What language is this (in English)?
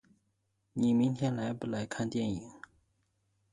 Chinese